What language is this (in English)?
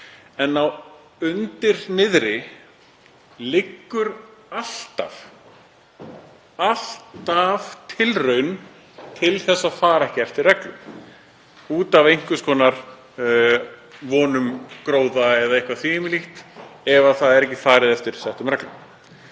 Icelandic